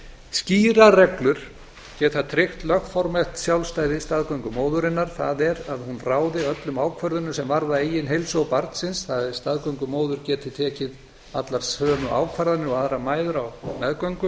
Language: Icelandic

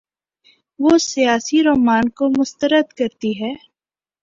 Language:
Urdu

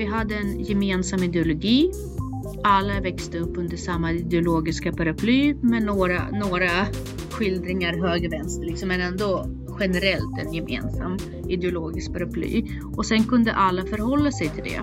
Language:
Swedish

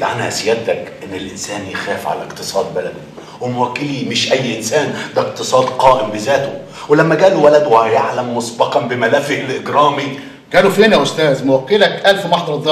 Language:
Arabic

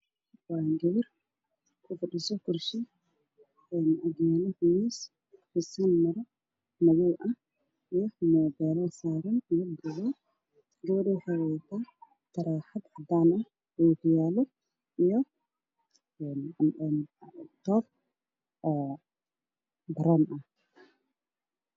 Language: Somali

